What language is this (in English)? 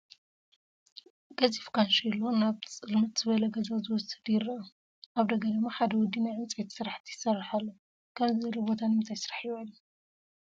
Tigrinya